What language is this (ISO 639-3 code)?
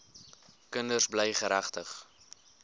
afr